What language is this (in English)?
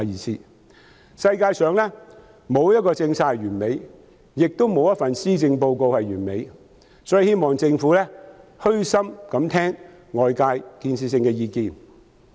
Cantonese